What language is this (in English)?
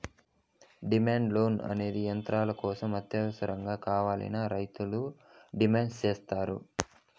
Telugu